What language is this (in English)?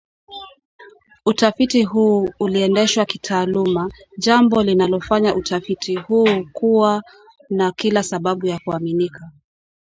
Swahili